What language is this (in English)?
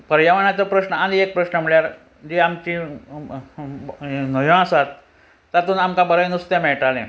Konkani